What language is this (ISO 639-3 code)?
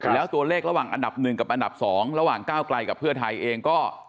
tha